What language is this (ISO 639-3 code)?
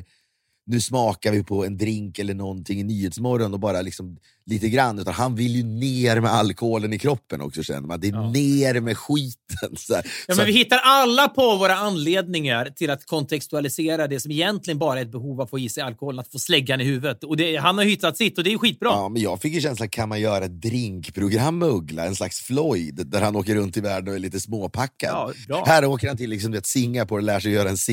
swe